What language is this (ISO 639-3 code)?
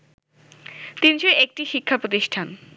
ben